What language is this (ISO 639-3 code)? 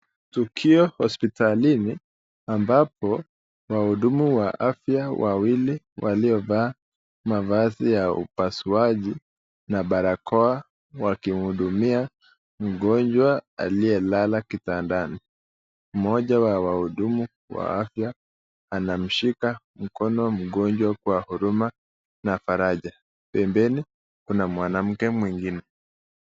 swa